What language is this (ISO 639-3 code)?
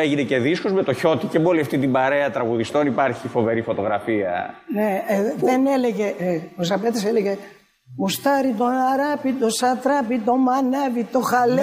ell